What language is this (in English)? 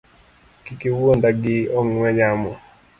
Luo (Kenya and Tanzania)